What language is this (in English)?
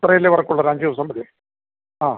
Malayalam